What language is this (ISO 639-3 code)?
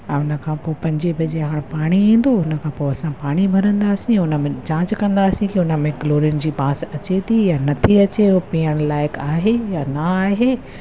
snd